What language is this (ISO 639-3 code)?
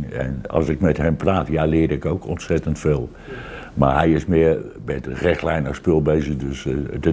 nld